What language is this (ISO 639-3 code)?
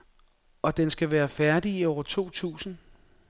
dan